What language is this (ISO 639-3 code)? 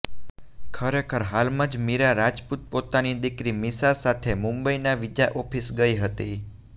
guj